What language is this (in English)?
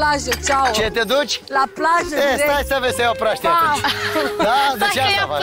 Romanian